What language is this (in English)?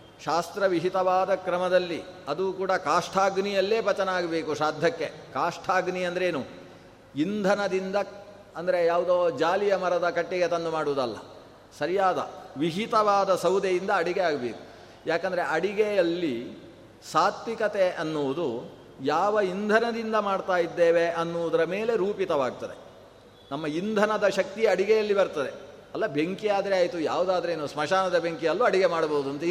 Kannada